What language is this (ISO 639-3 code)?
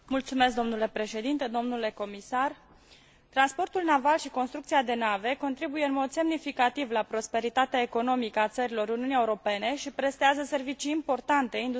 ron